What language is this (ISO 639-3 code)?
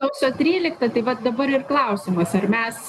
lit